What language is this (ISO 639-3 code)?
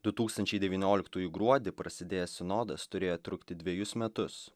lit